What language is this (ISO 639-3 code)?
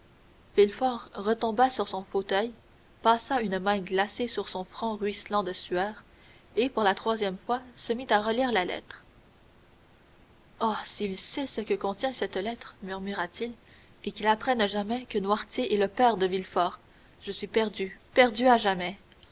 fra